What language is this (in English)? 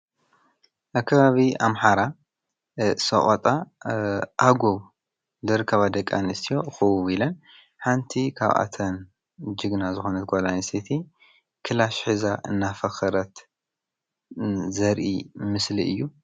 Tigrinya